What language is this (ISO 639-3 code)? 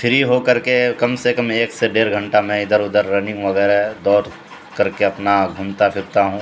urd